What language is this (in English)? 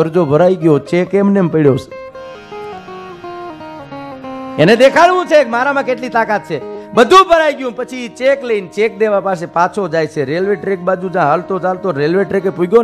Indonesian